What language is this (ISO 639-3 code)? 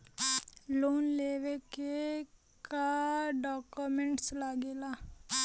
bho